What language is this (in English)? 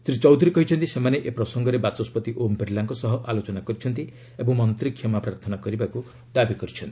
Odia